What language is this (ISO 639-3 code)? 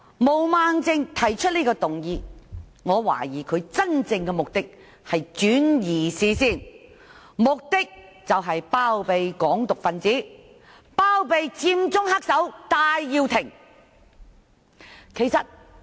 yue